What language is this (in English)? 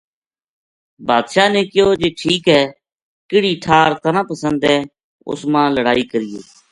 Gujari